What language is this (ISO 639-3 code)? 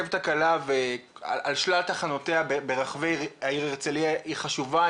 heb